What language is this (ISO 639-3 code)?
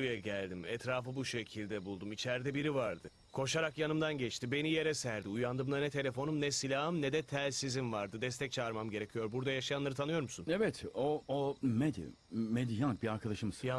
tur